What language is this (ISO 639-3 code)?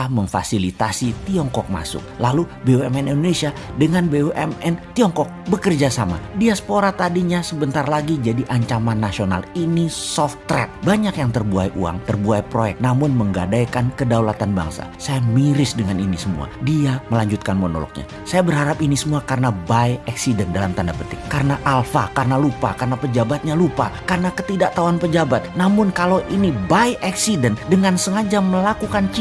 ind